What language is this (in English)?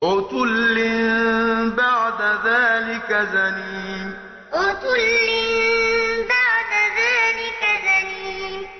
Arabic